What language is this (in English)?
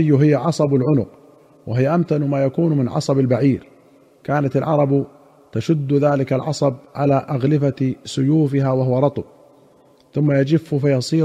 Arabic